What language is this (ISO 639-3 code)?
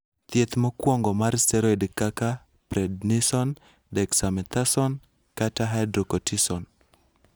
luo